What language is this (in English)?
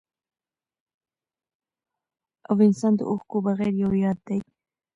Pashto